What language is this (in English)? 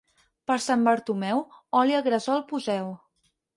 Catalan